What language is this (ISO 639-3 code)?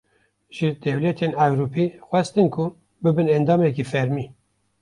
kur